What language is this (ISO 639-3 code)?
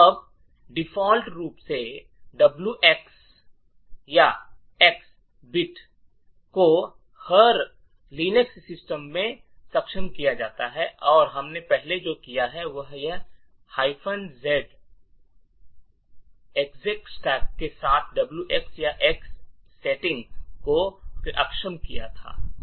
hin